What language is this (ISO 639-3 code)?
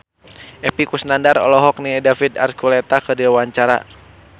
sun